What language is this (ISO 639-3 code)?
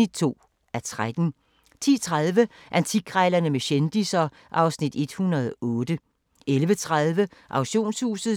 dan